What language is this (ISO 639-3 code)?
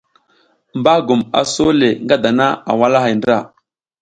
giz